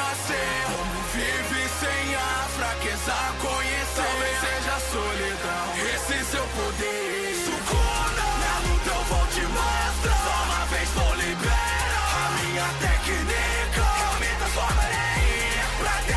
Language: Portuguese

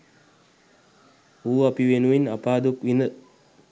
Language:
Sinhala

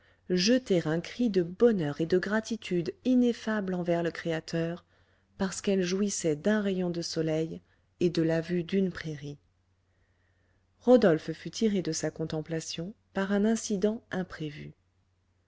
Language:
French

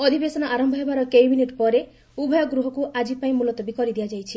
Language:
Odia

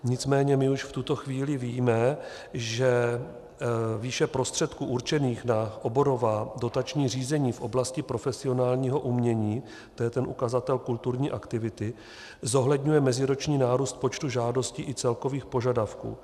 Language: Czech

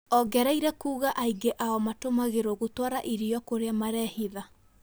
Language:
Kikuyu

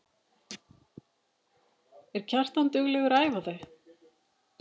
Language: Icelandic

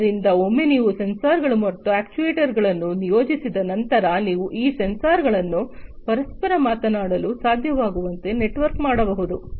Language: Kannada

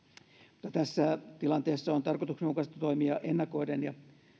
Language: Finnish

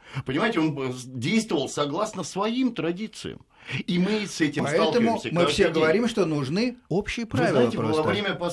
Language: Russian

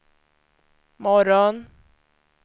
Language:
Swedish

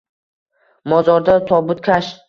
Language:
Uzbek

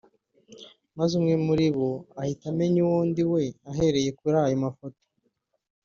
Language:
Kinyarwanda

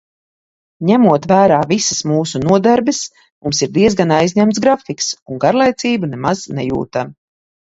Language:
Latvian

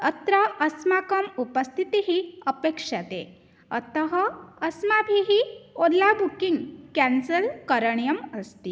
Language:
Sanskrit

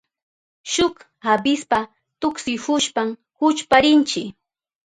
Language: Southern Pastaza Quechua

